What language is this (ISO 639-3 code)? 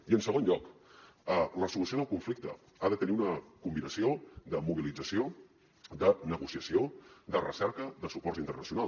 cat